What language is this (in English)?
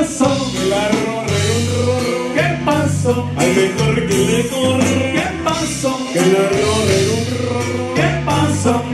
Romanian